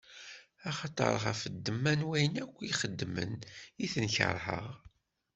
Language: Kabyle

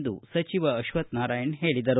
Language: Kannada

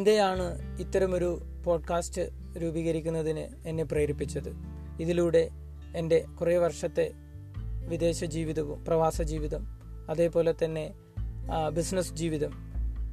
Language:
Malayalam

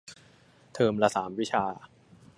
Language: Thai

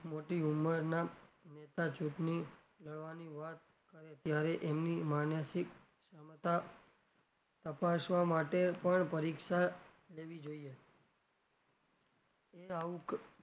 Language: Gujarati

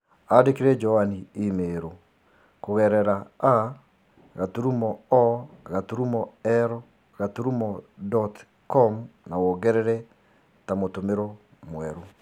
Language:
Kikuyu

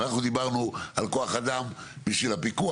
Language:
Hebrew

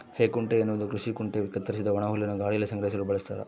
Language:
Kannada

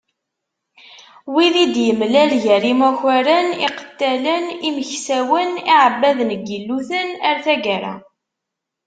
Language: Kabyle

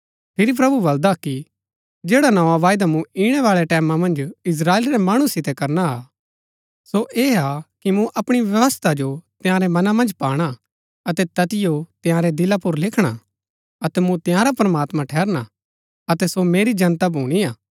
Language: Gaddi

